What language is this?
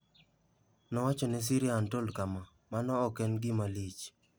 Luo (Kenya and Tanzania)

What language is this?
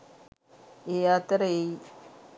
Sinhala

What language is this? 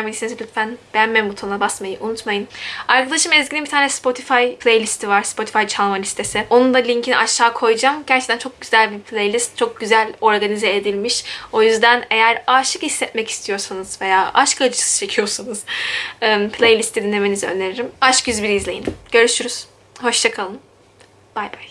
Turkish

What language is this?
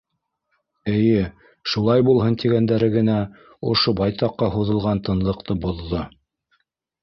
Bashkir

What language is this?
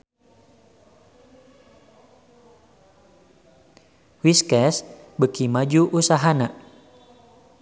Sundanese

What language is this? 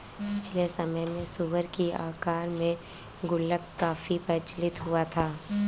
Hindi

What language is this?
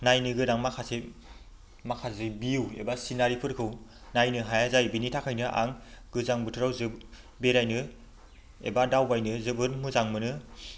Bodo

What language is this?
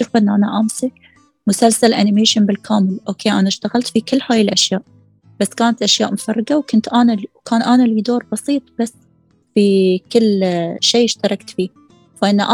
Arabic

